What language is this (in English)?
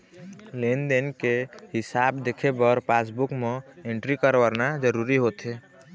Chhattisgarhi